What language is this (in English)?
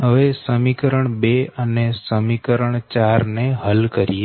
Gujarati